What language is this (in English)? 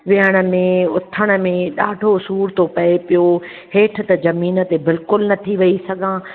Sindhi